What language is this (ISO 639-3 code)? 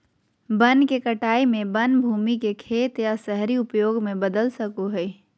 mag